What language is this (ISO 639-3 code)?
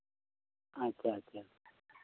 sat